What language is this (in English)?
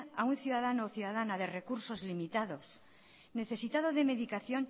Spanish